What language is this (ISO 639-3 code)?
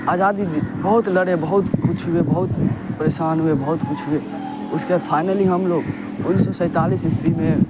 urd